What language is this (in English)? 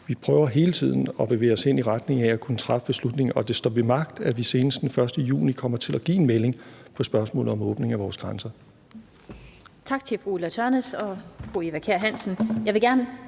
Danish